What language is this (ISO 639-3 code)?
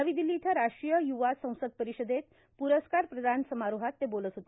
mar